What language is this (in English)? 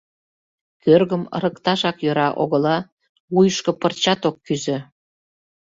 Mari